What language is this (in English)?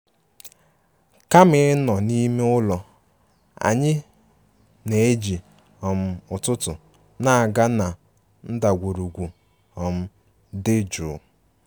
Igbo